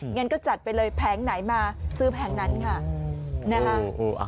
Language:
Thai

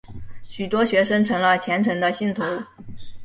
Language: Chinese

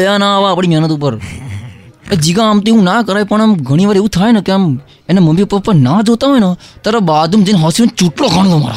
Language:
Gujarati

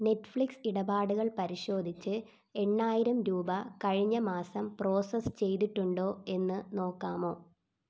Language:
Malayalam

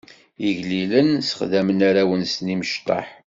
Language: Kabyle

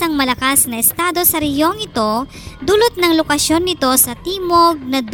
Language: Filipino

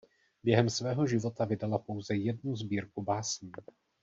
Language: Czech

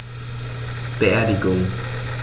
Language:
German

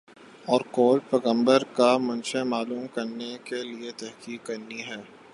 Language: Urdu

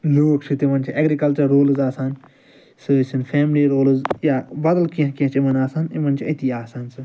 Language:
Kashmiri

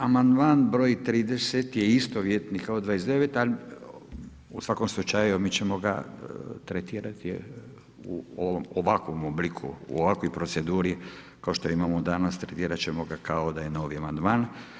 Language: Croatian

